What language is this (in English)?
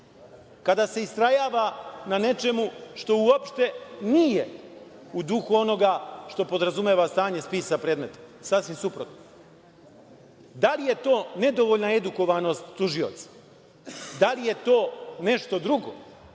Serbian